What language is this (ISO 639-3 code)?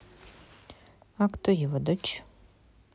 rus